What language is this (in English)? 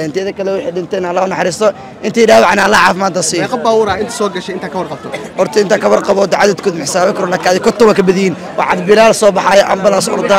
Arabic